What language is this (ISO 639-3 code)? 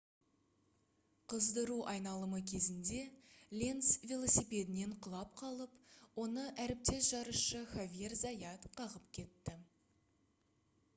kaz